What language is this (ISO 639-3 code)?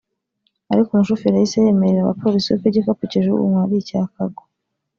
kin